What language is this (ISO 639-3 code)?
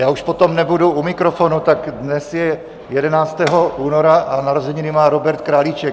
ces